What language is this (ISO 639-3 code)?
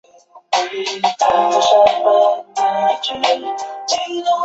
zho